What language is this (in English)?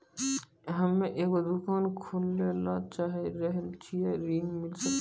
Maithili